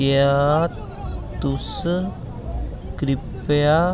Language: Dogri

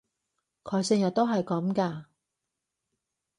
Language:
Cantonese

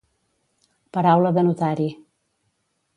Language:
Catalan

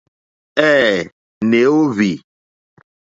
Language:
Mokpwe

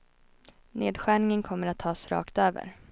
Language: Swedish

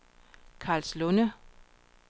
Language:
Danish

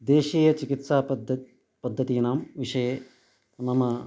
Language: Sanskrit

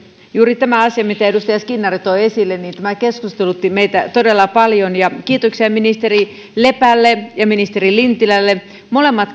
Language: Finnish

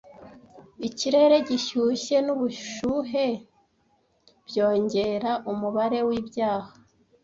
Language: Kinyarwanda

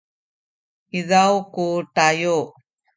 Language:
Sakizaya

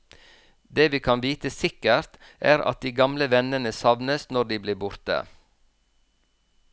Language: Norwegian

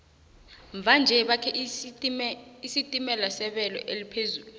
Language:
South Ndebele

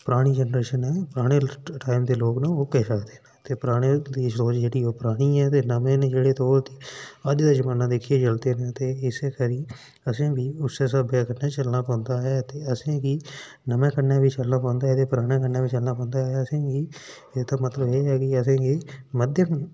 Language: Dogri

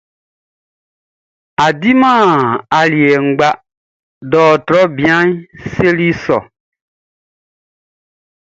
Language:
Baoulé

